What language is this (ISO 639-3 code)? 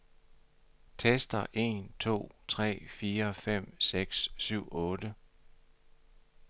dan